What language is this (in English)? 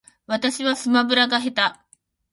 Japanese